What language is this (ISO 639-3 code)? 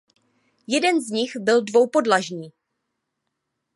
ces